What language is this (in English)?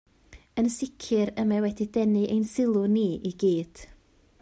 Welsh